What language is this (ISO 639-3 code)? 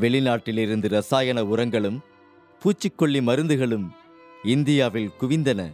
tam